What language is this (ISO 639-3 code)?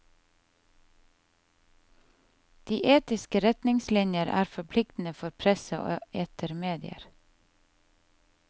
nor